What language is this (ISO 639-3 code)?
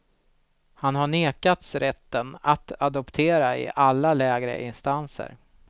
swe